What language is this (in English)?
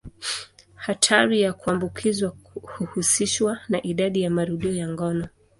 Swahili